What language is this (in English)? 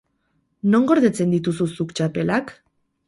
Basque